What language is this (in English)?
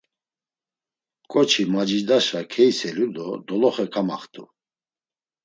Laz